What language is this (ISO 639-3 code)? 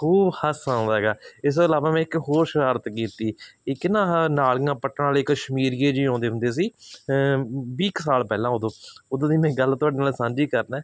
pan